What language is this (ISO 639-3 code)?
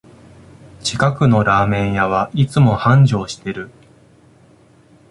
jpn